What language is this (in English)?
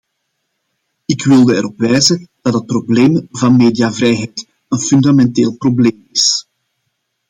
Dutch